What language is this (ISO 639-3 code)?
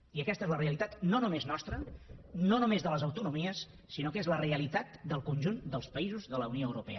cat